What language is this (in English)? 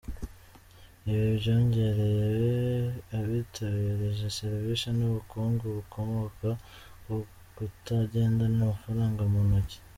Kinyarwanda